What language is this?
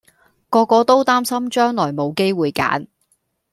Cantonese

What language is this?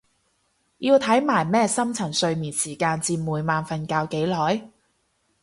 Cantonese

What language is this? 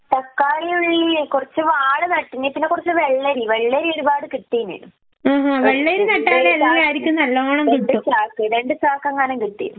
Malayalam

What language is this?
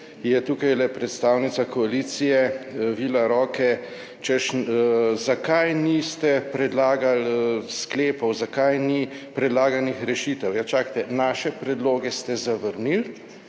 Slovenian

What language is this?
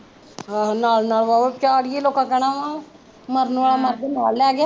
Punjabi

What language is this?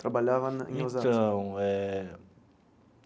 Portuguese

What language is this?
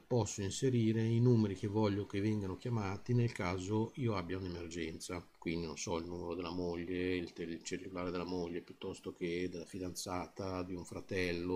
Italian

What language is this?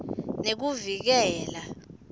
Swati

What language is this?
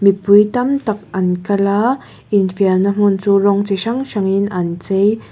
Mizo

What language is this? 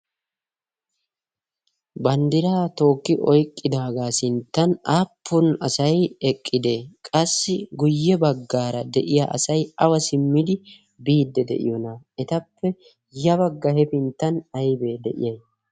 Wolaytta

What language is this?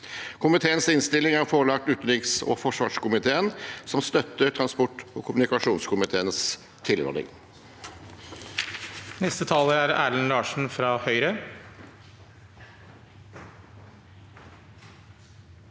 Norwegian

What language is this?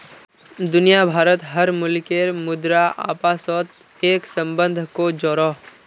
Magahi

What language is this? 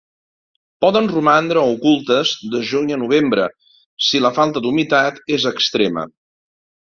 Catalan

